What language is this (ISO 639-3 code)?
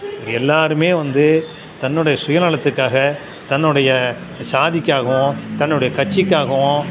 tam